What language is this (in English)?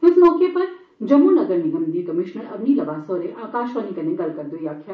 Dogri